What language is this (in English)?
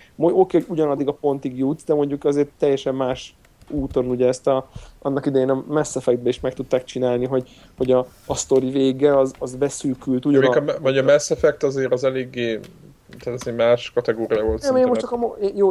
Hungarian